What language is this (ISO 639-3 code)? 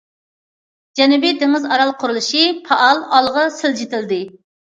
uig